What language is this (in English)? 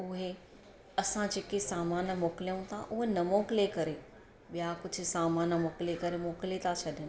Sindhi